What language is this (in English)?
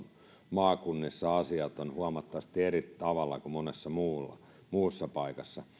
Finnish